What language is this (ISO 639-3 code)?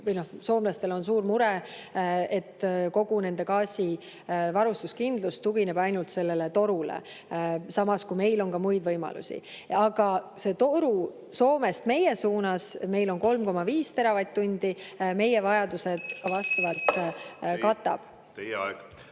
est